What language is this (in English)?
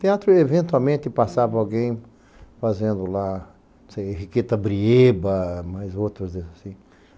Portuguese